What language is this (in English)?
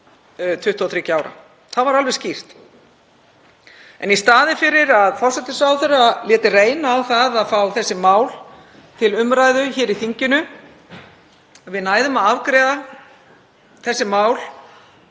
Icelandic